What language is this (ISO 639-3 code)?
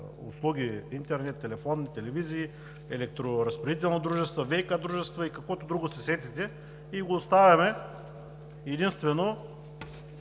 bul